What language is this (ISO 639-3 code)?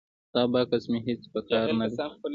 pus